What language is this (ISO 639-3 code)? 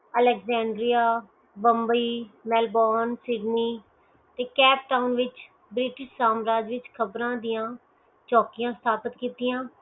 pan